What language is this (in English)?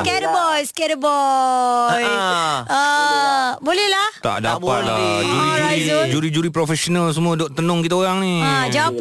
Malay